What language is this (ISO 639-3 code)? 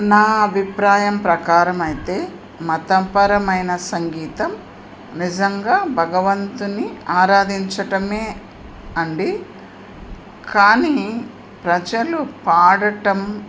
tel